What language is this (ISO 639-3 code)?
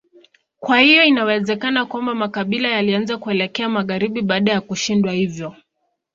swa